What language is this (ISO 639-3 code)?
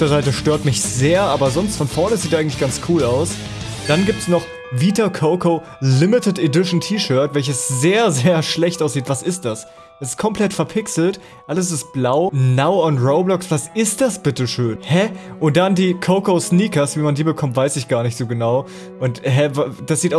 deu